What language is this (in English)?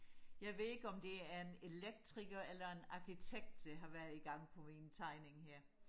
Danish